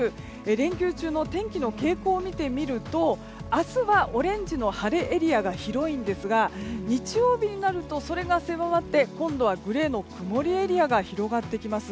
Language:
Japanese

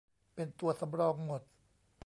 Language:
Thai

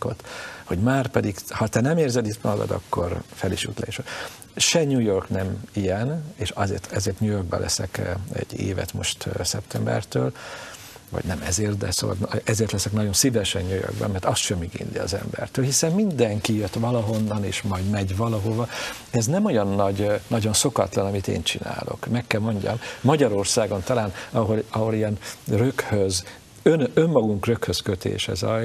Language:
Hungarian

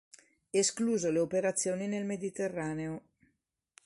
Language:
Italian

